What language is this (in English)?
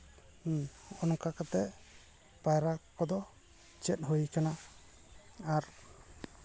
Santali